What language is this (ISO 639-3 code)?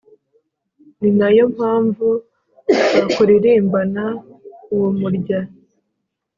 kin